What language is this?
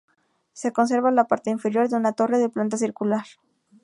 Spanish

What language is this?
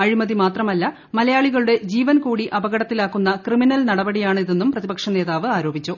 Malayalam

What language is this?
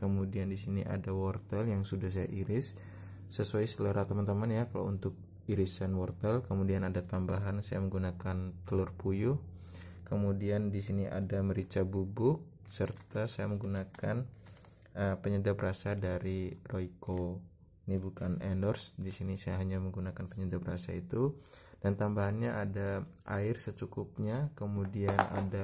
Indonesian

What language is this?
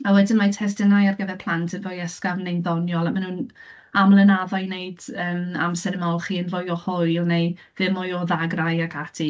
Welsh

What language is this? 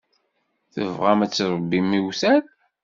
Kabyle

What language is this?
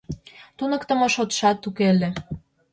Mari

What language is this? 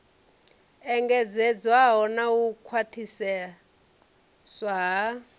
Venda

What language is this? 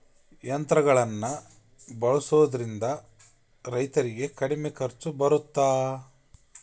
Kannada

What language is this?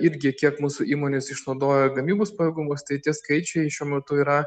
Lithuanian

